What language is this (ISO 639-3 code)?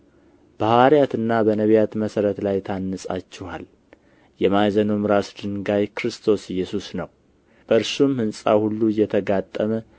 amh